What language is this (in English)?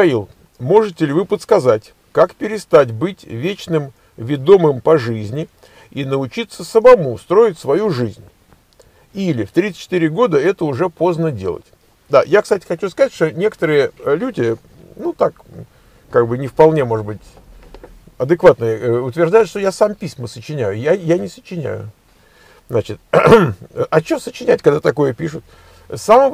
Russian